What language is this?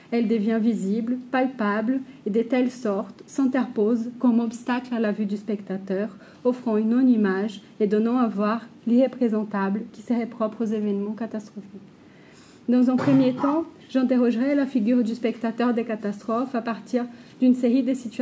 French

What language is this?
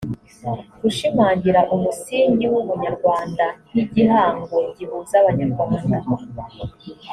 Kinyarwanda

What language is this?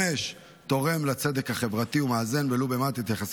Hebrew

